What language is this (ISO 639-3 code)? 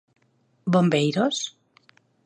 glg